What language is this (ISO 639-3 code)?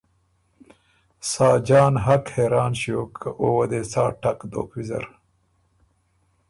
oru